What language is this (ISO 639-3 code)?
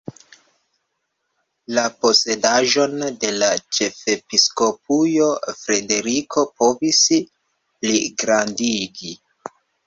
epo